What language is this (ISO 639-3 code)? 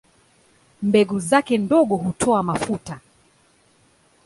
swa